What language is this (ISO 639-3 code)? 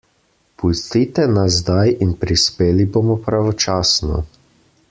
slv